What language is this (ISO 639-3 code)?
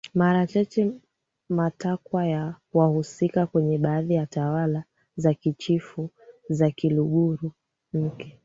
swa